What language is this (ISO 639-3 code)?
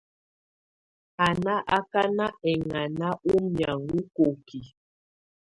tvu